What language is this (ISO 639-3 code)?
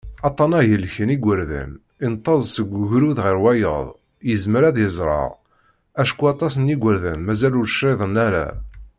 kab